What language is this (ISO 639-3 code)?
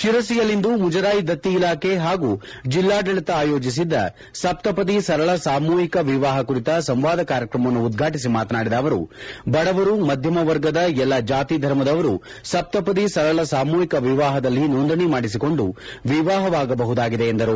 kan